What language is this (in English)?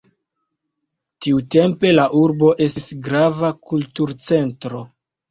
Esperanto